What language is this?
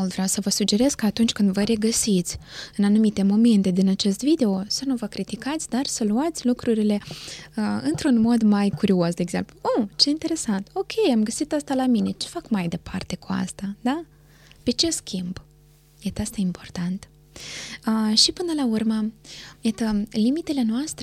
Romanian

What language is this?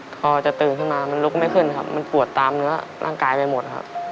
Thai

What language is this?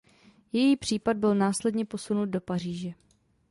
Czech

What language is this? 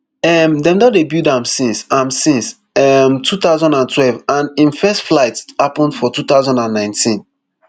Nigerian Pidgin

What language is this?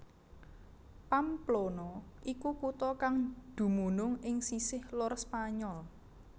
Javanese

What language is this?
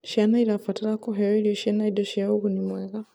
Kikuyu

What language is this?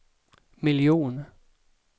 Swedish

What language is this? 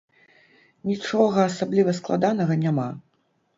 Belarusian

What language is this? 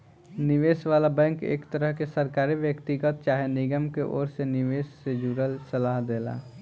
Bhojpuri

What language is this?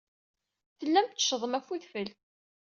Kabyle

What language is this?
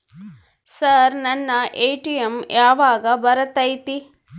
Kannada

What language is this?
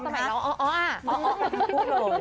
Thai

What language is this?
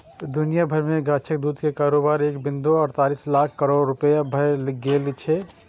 Maithili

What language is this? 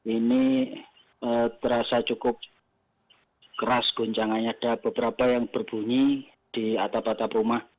Indonesian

